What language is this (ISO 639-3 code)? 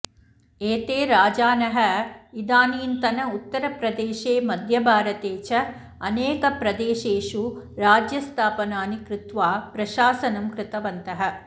san